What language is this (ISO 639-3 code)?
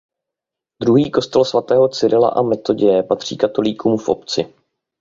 ces